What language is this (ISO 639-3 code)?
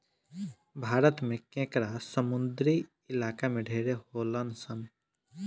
bho